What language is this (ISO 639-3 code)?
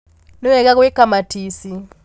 kik